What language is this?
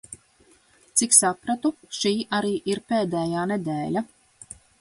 Latvian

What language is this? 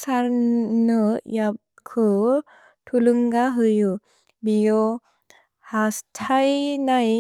Bodo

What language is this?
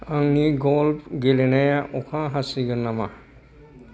Bodo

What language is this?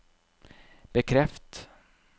Norwegian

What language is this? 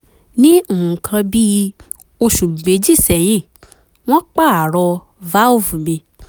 Yoruba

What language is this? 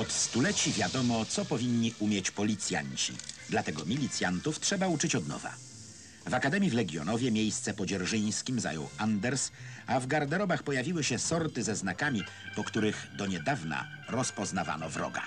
Polish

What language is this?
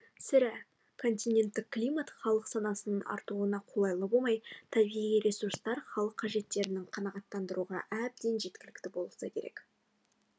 Kazakh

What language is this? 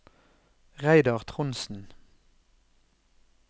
Norwegian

